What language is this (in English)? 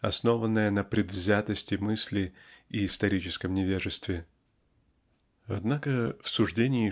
Russian